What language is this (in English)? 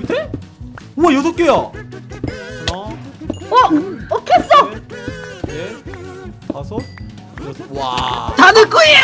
Korean